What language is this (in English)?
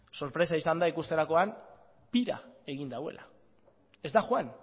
Basque